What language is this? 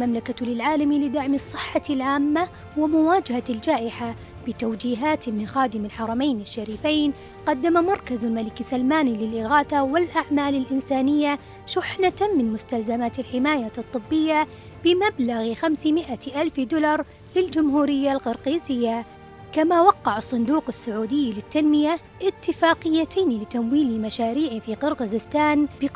Arabic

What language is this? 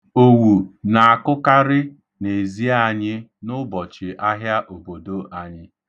Igbo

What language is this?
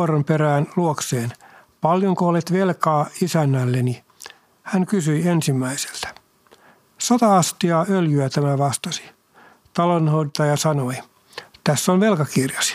Finnish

